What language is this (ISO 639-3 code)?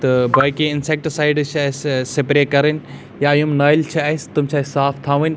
kas